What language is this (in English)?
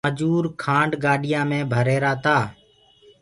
Gurgula